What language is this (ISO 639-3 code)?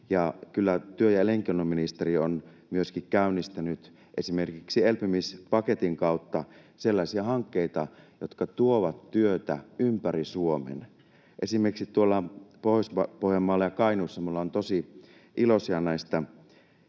fin